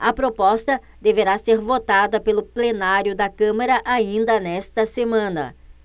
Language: Portuguese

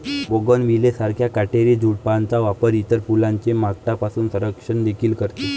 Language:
Marathi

